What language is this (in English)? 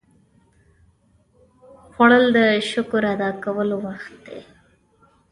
Pashto